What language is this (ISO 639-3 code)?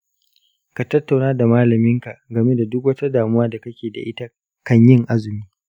hau